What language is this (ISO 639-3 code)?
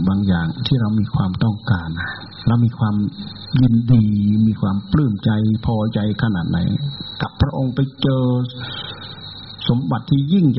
tha